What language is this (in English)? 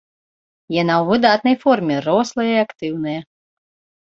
Belarusian